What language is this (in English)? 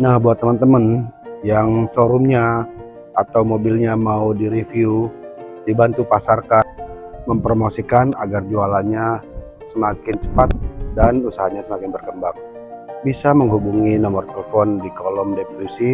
Indonesian